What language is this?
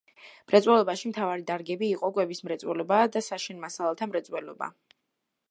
Georgian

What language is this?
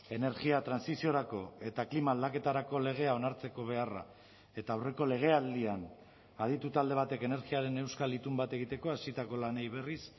Basque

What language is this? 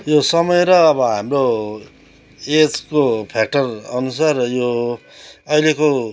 Nepali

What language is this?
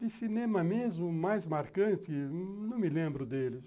Portuguese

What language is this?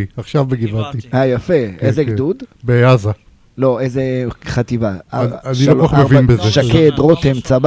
Hebrew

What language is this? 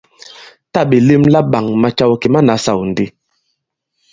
Bankon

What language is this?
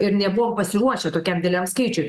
Lithuanian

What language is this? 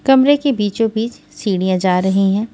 Hindi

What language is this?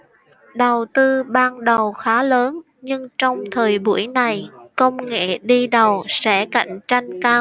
Vietnamese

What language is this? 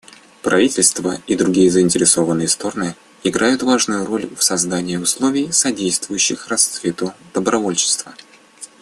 Russian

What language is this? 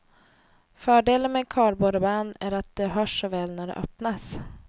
Swedish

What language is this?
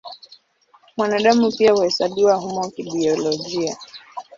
Swahili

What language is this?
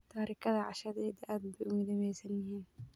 Somali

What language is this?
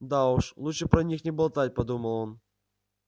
Russian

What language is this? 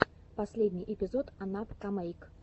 Russian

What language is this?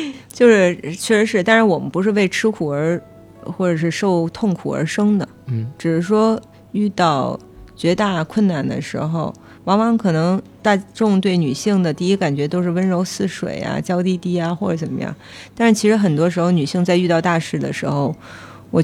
Chinese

